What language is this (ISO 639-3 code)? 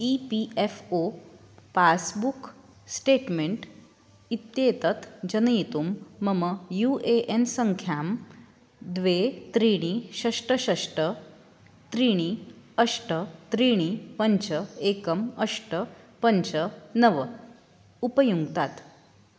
san